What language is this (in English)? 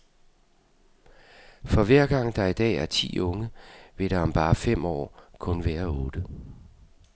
Danish